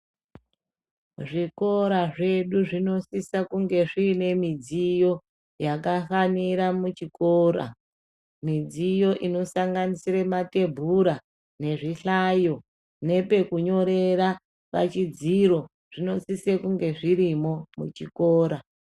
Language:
Ndau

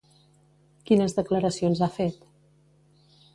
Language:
Catalan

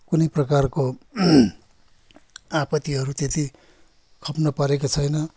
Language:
Nepali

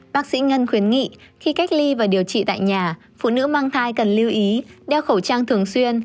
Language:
Vietnamese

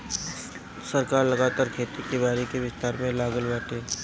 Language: Bhojpuri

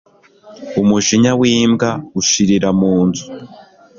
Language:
Kinyarwanda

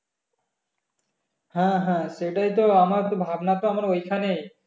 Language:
Bangla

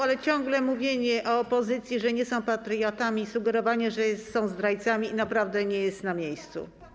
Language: Polish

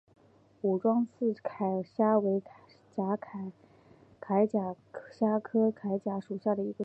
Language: Chinese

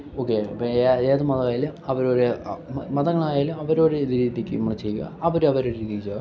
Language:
Malayalam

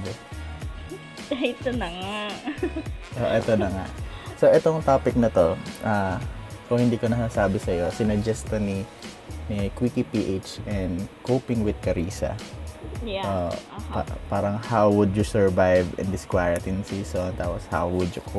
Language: Filipino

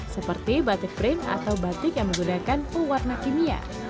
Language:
Indonesian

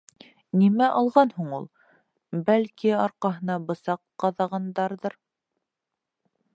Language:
Bashkir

